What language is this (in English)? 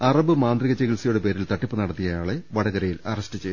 Malayalam